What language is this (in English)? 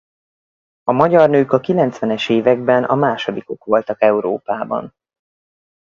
Hungarian